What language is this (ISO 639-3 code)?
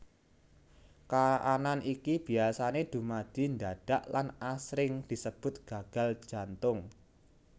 jav